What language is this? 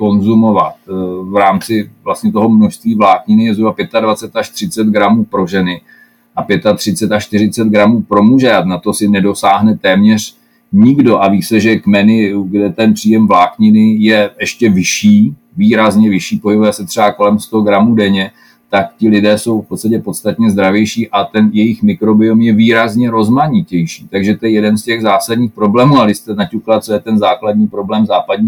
Czech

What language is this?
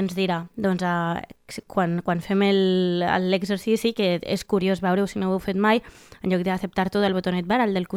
Spanish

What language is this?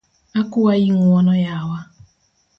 Luo (Kenya and Tanzania)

